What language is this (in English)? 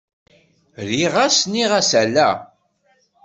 Kabyle